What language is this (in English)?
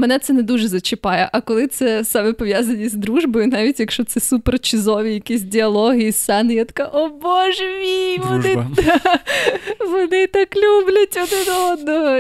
Ukrainian